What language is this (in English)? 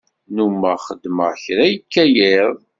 Kabyle